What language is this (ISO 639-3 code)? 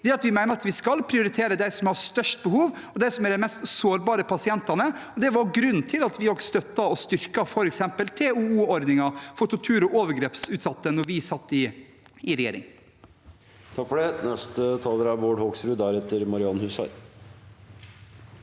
nor